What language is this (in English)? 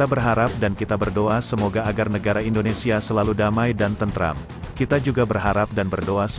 Indonesian